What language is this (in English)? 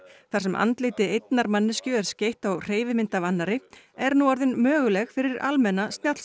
Icelandic